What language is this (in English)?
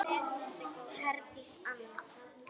Icelandic